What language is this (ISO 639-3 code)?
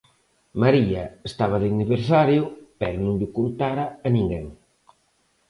glg